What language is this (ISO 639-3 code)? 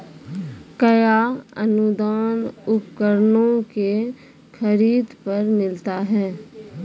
mai